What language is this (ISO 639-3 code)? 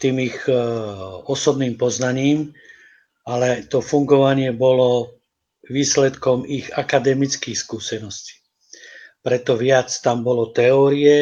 ces